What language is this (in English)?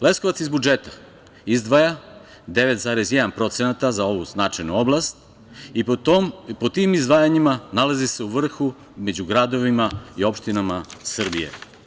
Serbian